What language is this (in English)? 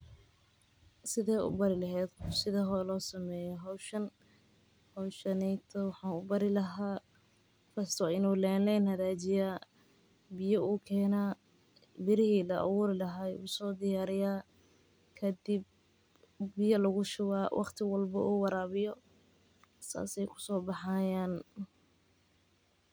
Somali